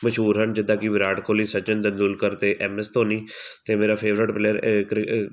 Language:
Punjabi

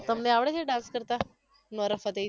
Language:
Gujarati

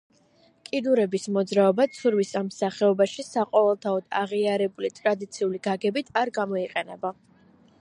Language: Georgian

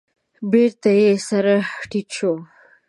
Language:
Pashto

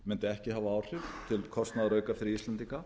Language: Icelandic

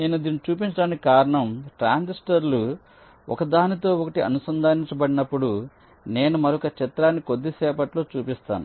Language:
Telugu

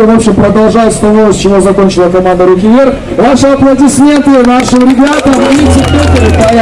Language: Russian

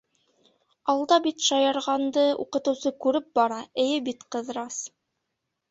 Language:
Bashkir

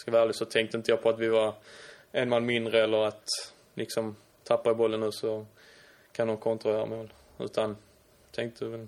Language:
Swedish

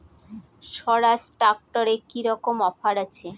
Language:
Bangla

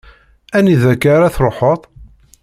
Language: Kabyle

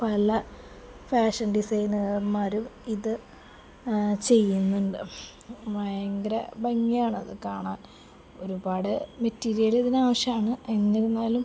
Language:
Malayalam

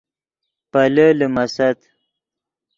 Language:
Yidgha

